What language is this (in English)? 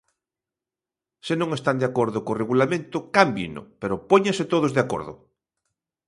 Galician